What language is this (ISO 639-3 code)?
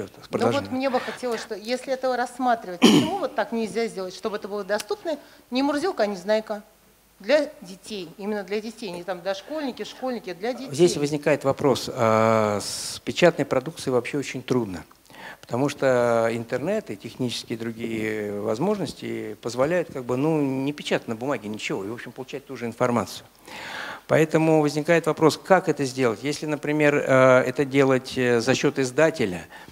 rus